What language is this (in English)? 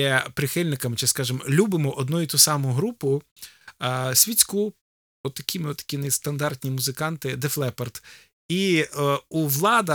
Ukrainian